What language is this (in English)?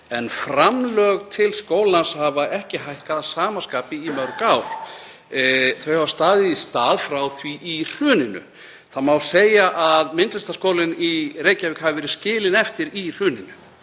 Icelandic